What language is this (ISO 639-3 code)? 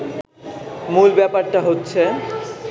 ben